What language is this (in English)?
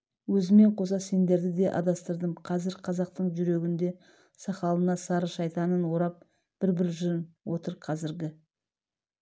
Kazakh